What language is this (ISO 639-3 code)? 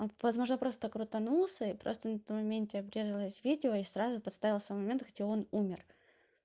rus